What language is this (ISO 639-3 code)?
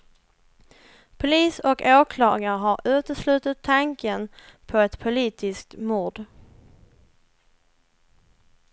swe